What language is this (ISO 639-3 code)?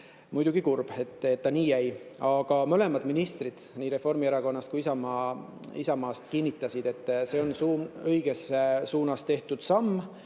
est